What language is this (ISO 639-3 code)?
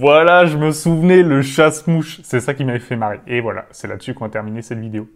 fra